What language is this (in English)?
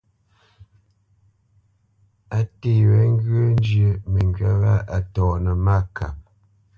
Bamenyam